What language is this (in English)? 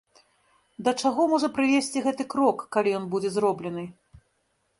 Belarusian